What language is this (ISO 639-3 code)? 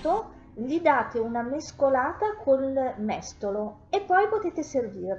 ita